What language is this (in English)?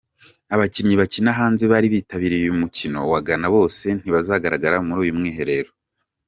Kinyarwanda